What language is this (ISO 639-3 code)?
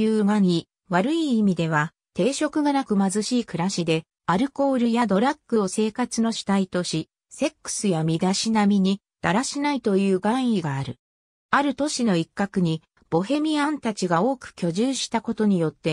jpn